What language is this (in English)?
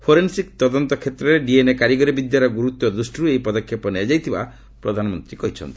Odia